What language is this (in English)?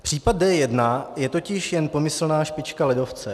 Czech